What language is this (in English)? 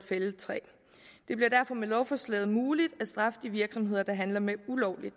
Danish